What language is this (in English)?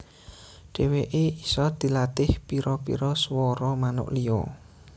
Javanese